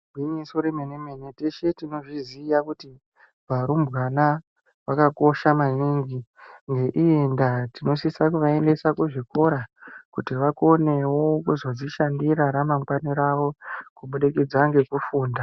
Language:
Ndau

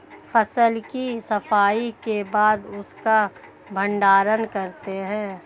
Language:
Hindi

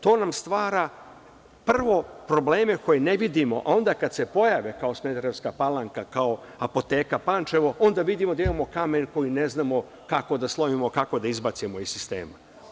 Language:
Serbian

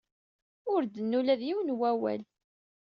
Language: Kabyle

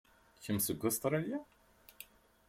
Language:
Kabyle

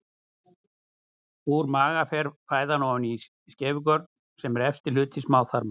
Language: Icelandic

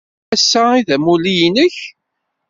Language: Kabyle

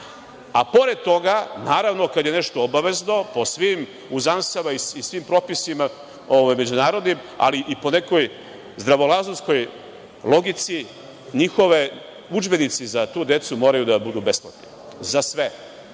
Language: Serbian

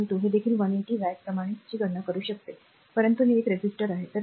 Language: Marathi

